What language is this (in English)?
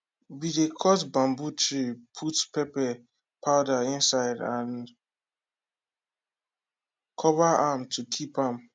Nigerian Pidgin